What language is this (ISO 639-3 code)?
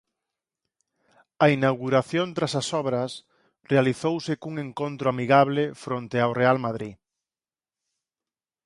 glg